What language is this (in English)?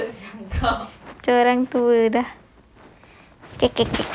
English